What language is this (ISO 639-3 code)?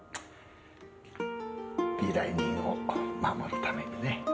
jpn